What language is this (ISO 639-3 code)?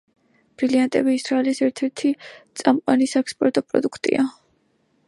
kat